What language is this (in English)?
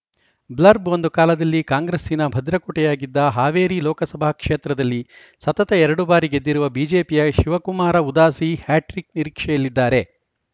Kannada